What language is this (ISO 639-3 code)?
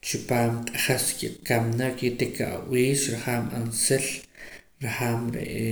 poc